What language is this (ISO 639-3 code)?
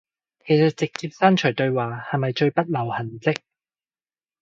yue